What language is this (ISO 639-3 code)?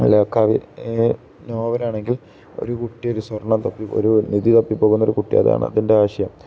mal